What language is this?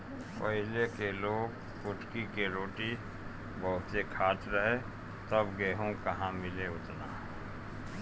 Bhojpuri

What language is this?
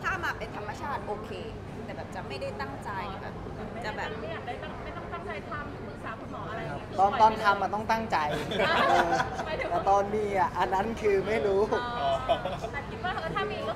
Thai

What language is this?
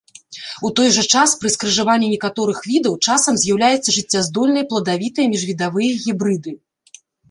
Belarusian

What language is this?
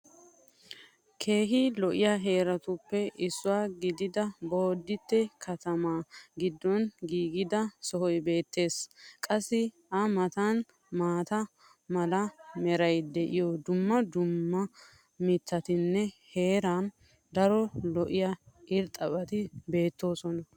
Wolaytta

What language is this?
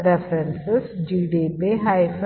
Malayalam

